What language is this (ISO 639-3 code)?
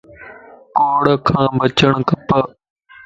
lss